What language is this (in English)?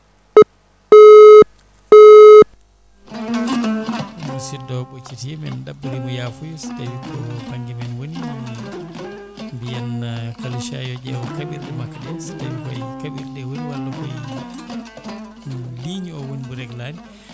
Fula